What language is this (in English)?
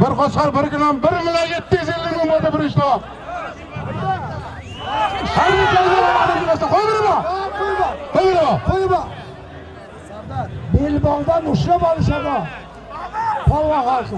Turkish